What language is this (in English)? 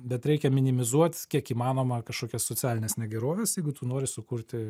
Lithuanian